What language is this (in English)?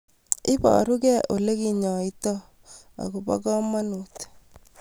Kalenjin